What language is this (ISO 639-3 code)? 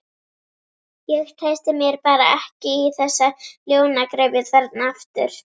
isl